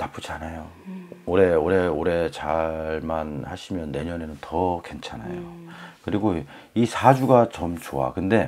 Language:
Korean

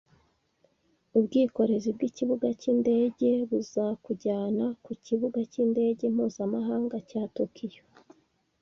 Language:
Kinyarwanda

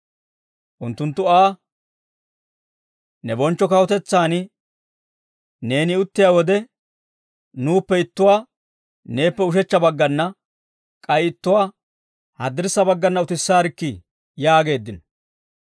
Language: Dawro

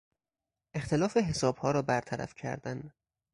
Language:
Persian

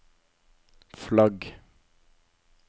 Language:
Norwegian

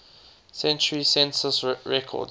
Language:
English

